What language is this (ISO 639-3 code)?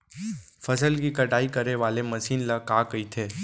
hne